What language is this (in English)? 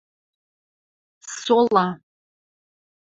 Western Mari